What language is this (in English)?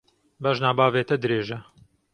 Kurdish